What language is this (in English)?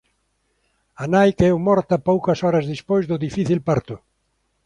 Galician